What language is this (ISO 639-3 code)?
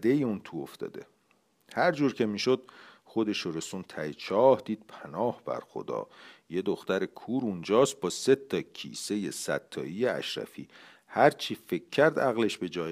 fas